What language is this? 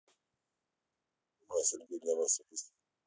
Russian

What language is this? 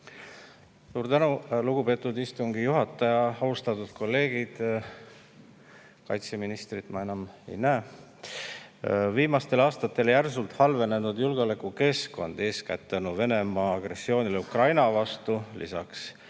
Estonian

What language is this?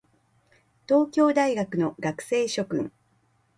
Japanese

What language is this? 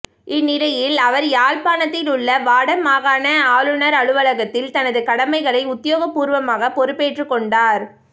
Tamil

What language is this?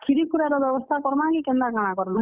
Odia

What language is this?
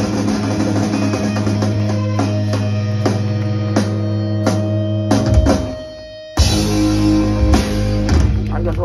Korean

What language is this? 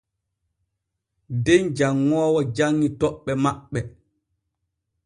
Borgu Fulfulde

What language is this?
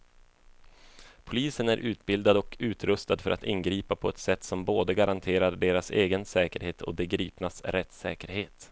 Swedish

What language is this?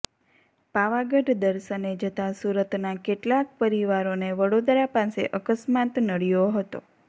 Gujarati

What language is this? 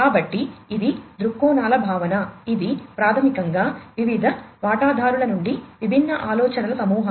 Telugu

